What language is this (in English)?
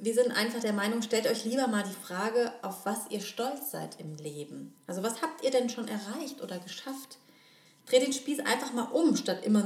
German